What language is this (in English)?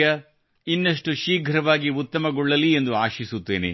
Kannada